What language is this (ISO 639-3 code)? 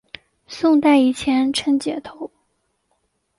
zho